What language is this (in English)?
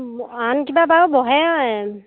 Assamese